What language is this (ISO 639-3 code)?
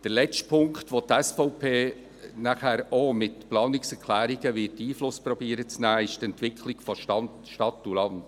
gsw